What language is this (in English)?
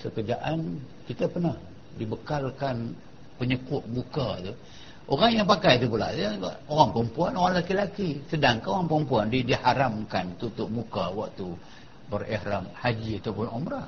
Malay